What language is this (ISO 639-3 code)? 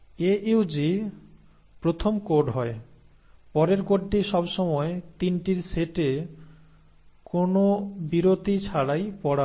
ben